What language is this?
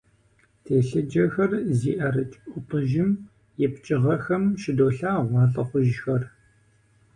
Kabardian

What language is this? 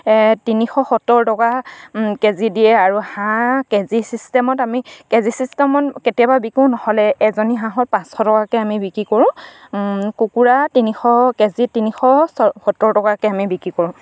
Assamese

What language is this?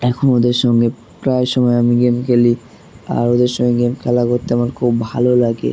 Bangla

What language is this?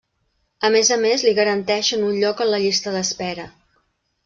Catalan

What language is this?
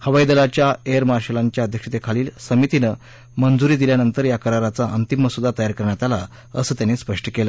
Marathi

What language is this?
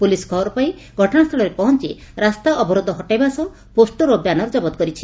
Odia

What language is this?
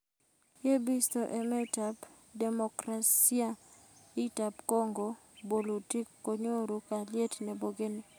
Kalenjin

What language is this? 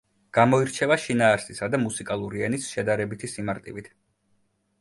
Georgian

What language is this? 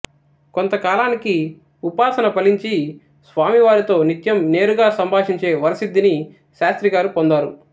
Telugu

